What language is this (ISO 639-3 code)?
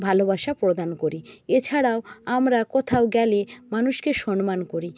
ben